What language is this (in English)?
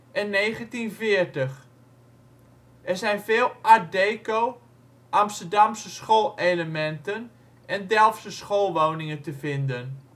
Dutch